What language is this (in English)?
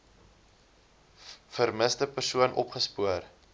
Afrikaans